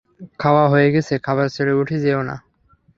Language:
Bangla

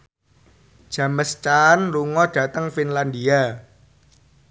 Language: Javanese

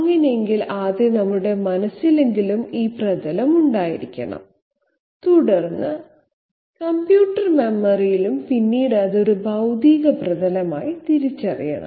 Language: Malayalam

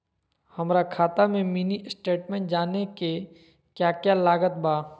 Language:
Magahi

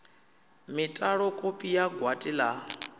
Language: Venda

